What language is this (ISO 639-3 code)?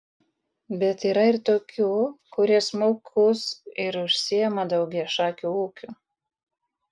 lit